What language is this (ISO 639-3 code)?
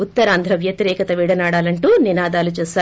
tel